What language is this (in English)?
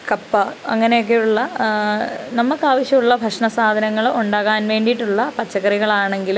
Malayalam